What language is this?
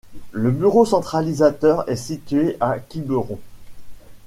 French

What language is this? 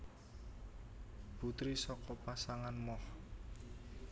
Javanese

